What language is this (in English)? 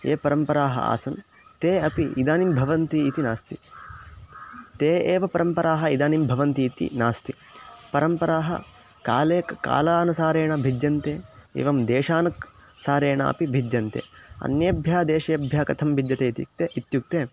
Sanskrit